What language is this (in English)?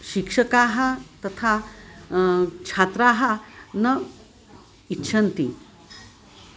Sanskrit